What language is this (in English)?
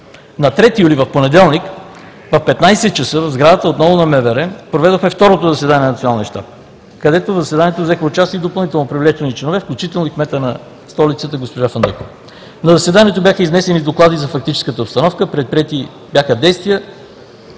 Bulgarian